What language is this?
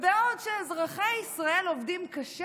Hebrew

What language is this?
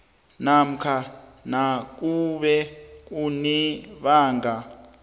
South Ndebele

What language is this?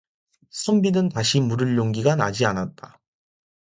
Korean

